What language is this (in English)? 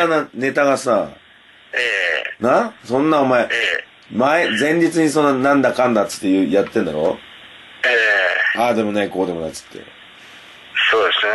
Japanese